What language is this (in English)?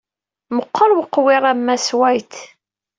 Kabyle